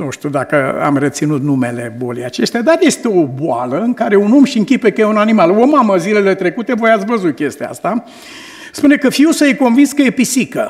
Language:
Romanian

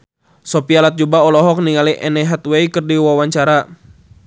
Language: Sundanese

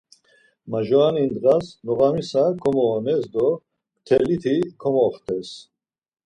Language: Laz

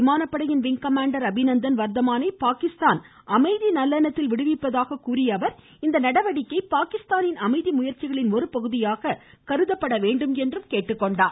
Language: Tamil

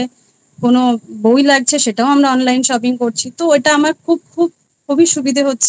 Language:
Bangla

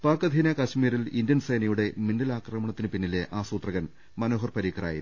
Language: Malayalam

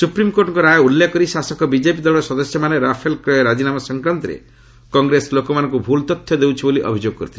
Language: Odia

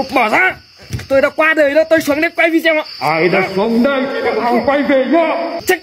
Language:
Vietnamese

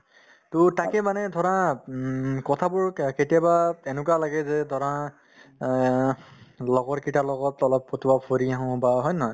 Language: Assamese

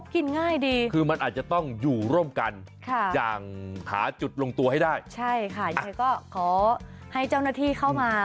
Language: Thai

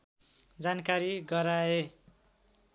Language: Nepali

